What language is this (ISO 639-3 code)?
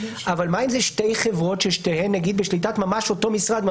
heb